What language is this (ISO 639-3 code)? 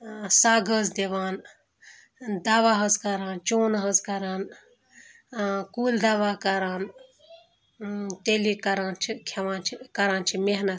kas